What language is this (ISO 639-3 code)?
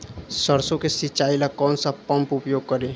bho